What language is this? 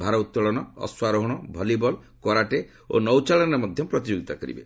Odia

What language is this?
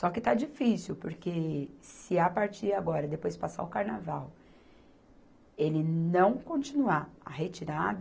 Portuguese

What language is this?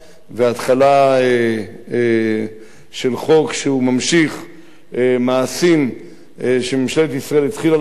Hebrew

